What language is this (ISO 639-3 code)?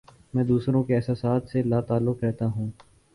urd